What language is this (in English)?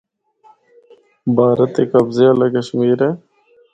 Northern Hindko